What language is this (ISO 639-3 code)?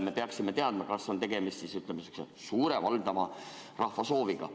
est